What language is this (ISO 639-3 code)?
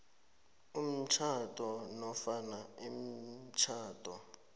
nbl